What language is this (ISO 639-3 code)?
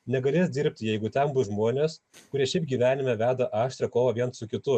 lit